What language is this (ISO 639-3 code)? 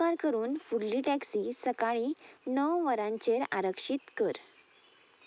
kok